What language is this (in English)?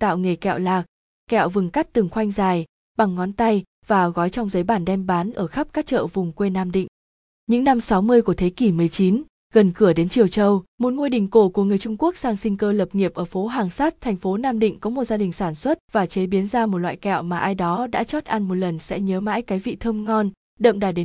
Vietnamese